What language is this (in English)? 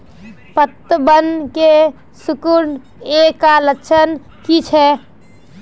Magahi